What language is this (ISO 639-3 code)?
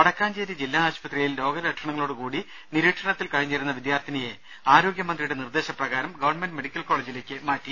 mal